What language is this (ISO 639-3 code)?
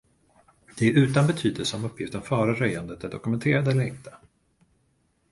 swe